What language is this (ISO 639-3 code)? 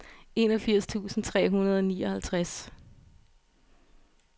dan